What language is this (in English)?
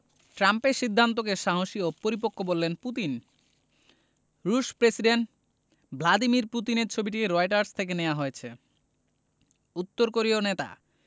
Bangla